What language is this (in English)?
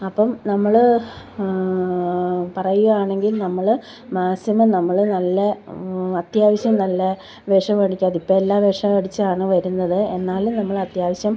Malayalam